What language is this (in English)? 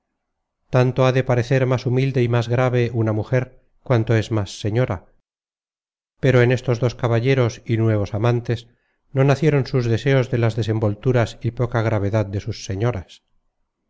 Spanish